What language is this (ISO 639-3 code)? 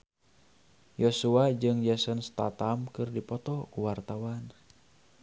sun